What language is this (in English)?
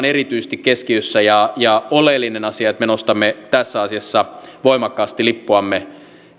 Finnish